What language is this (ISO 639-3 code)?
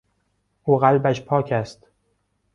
fas